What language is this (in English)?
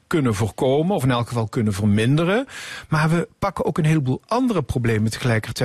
Dutch